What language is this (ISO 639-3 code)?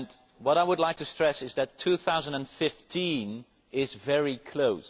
eng